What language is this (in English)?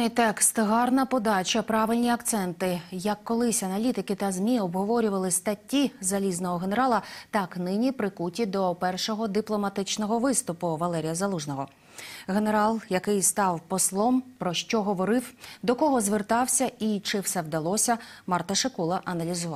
Ukrainian